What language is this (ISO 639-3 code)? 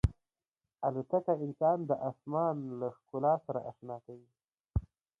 pus